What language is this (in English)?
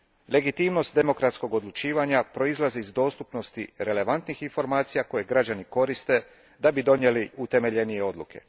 Croatian